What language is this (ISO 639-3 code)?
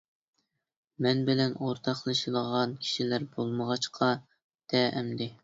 uig